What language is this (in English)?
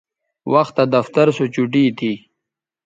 Bateri